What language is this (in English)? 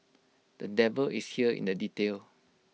English